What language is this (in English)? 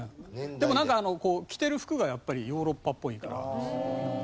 Japanese